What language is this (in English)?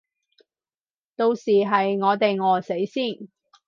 Cantonese